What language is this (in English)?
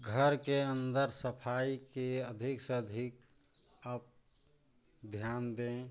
Hindi